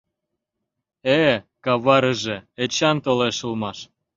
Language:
Mari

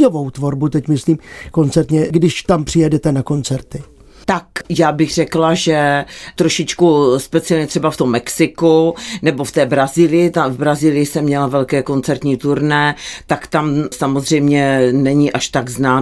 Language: Czech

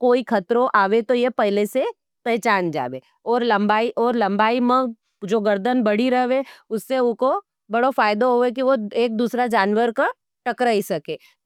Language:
Nimadi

